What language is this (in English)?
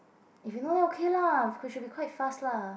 English